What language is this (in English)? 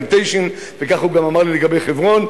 Hebrew